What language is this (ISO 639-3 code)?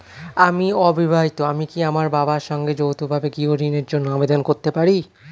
ben